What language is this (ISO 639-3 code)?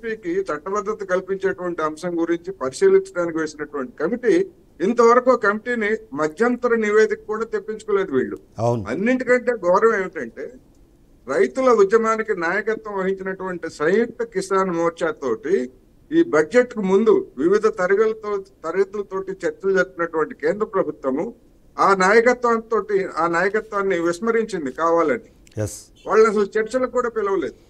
tel